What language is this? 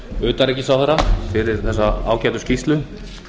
Icelandic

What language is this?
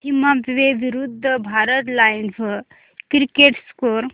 Marathi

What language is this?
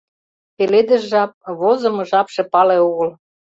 Mari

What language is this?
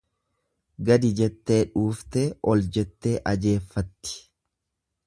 Oromo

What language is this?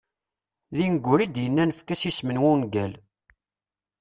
Kabyle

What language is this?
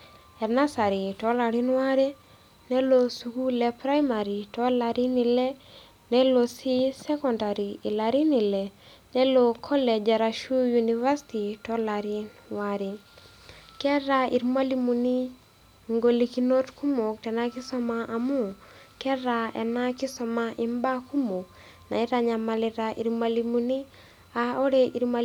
Masai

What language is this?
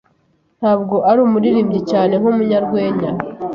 Kinyarwanda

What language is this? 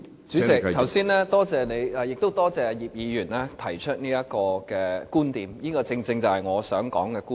Cantonese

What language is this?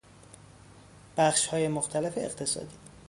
Persian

